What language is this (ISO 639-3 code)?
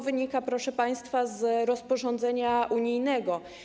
pol